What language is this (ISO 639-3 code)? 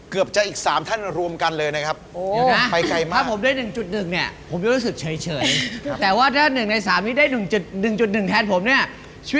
tha